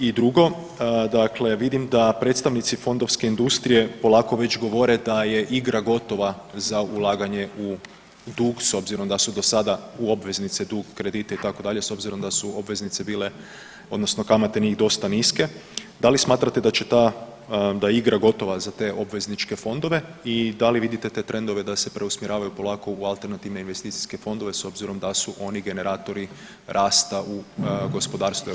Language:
Croatian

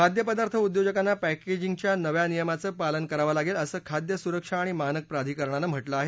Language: Marathi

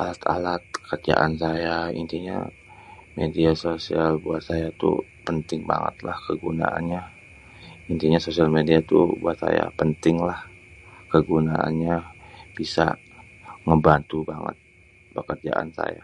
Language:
Betawi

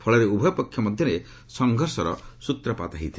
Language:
Odia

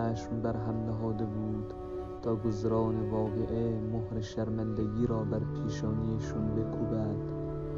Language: Persian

